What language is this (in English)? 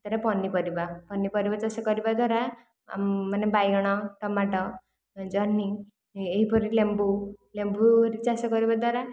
Odia